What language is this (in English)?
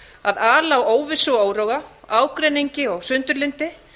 Icelandic